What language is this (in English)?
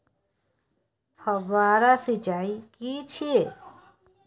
Maithili